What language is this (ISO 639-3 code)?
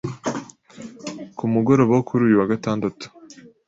kin